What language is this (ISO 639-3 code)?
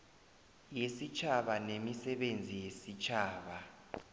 nbl